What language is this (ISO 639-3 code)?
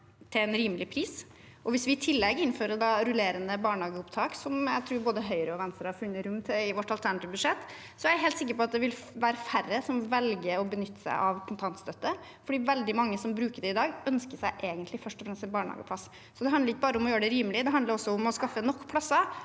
nor